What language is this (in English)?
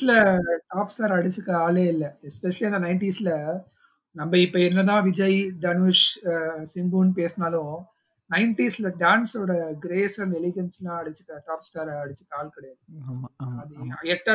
Tamil